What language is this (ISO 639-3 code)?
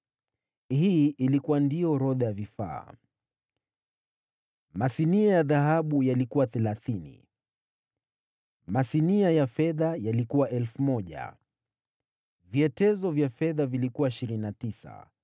swa